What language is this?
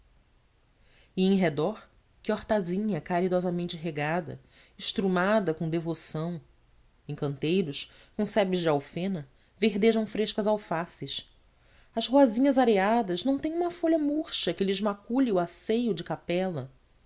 Portuguese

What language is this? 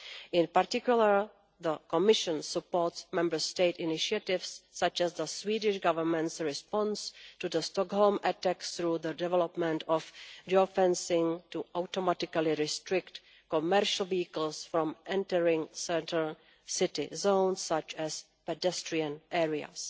English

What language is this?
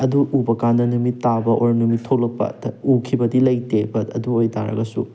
Manipuri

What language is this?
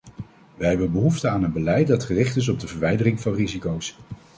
Dutch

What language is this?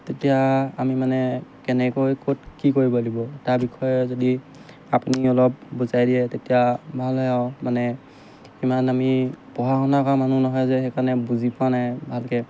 Assamese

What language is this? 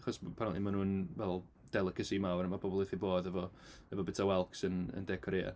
Welsh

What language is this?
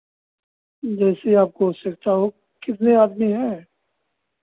Hindi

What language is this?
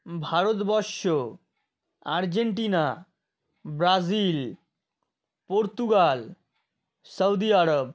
Bangla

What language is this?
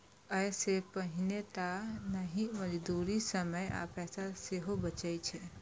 Maithili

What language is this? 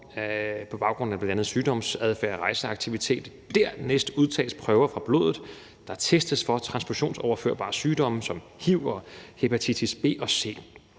Danish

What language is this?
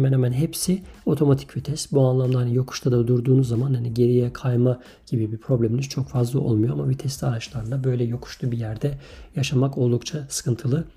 Turkish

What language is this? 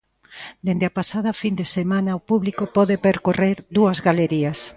Galician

